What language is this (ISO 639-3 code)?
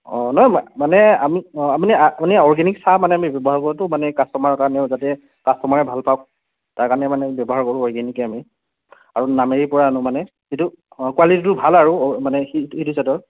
asm